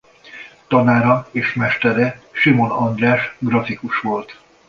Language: Hungarian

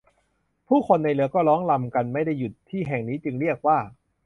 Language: Thai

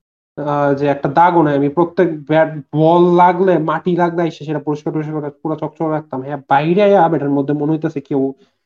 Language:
Bangla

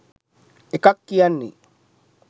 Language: Sinhala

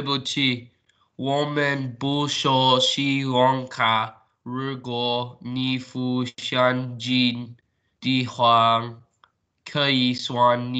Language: English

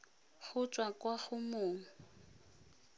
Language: Tswana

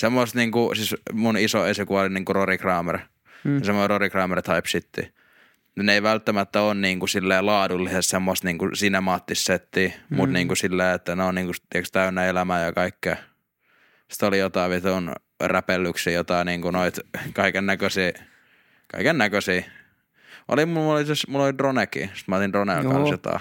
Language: Finnish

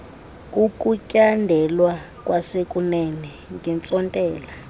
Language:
Xhosa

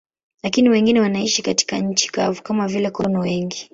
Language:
Swahili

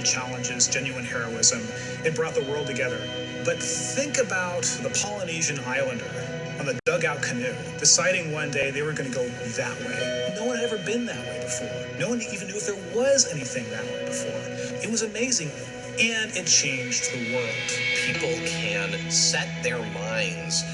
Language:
English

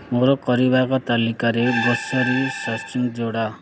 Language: Odia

